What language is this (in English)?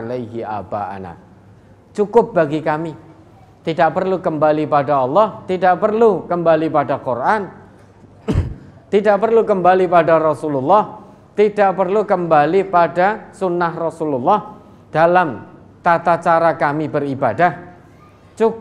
Indonesian